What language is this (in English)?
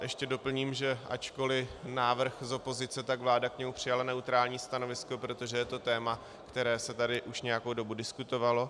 Czech